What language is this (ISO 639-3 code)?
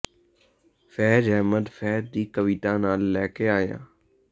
pan